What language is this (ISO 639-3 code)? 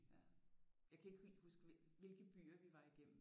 dan